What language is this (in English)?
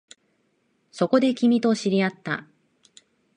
Japanese